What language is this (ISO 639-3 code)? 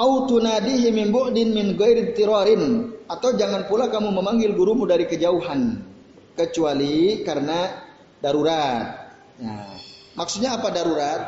ind